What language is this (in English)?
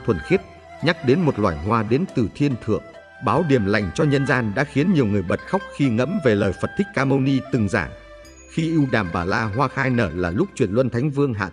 Vietnamese